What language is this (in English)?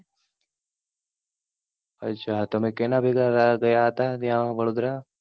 Gujarati